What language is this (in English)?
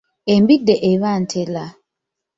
Ganda